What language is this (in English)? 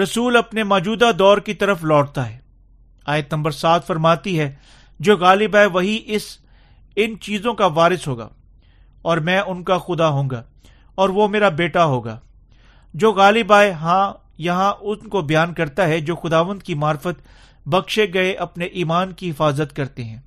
Urdu